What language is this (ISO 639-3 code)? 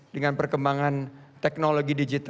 ind